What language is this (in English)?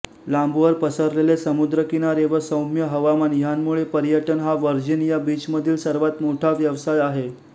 Marathi